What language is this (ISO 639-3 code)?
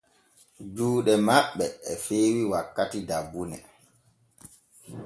fue